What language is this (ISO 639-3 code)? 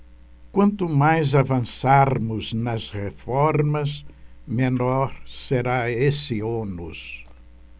por